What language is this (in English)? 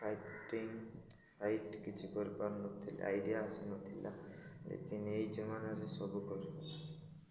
Odia